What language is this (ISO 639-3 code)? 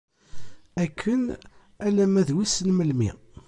kab